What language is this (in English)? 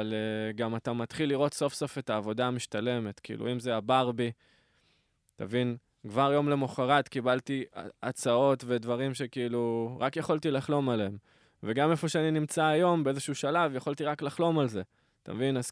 Hebrew